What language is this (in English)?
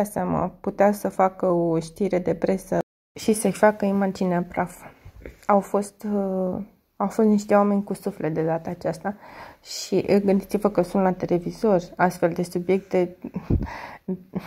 Romanian